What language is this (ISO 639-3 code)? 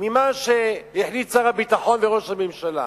heb